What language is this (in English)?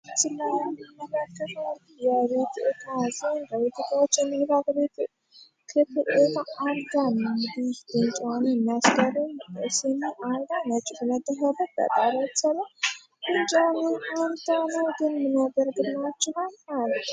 Amharic